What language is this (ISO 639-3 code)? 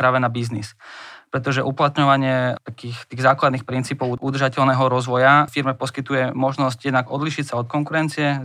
slk